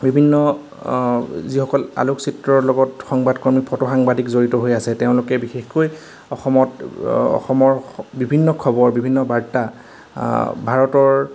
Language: Assamese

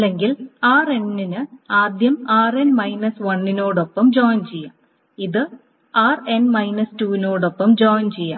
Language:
Malayalam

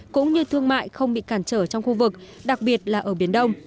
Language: Vietnamese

